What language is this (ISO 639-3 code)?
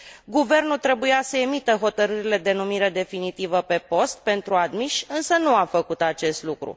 ron